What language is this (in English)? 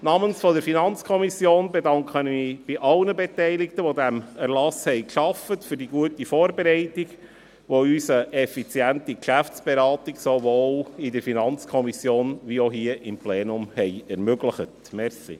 Swiss German